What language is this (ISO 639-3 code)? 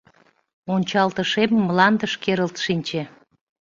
chm